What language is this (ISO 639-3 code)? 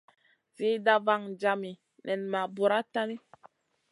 mcn